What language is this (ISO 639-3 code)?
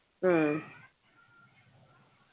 mal